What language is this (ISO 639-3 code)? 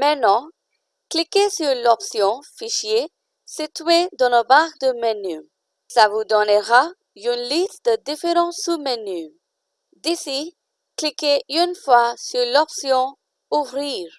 fra